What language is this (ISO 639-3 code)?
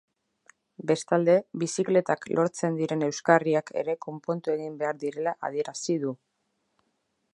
eus